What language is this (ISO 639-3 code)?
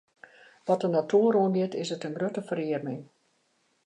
fry